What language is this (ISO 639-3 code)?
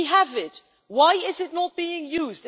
eng